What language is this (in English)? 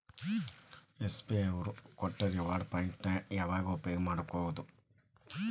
Kannada